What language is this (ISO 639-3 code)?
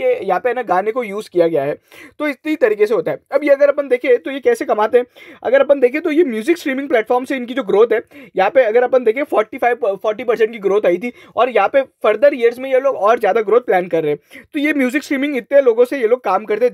hin